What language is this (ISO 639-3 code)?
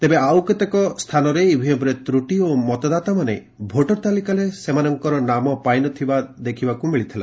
ori